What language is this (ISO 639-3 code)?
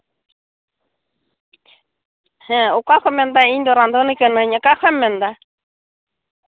sat